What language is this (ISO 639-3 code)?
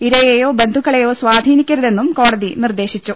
mal